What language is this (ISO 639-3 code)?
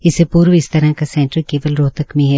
hin